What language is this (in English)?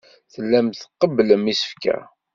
Kabyle